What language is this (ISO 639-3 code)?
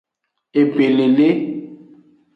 ajg